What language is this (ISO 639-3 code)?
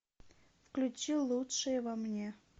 rus